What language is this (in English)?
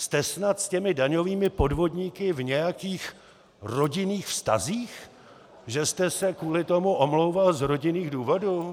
Czech